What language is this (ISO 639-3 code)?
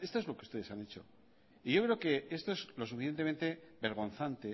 spa